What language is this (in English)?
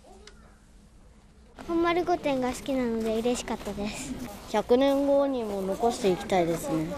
Japanese